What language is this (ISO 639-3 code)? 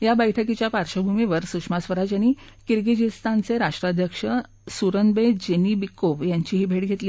mar